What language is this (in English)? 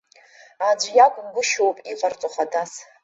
Abkhazian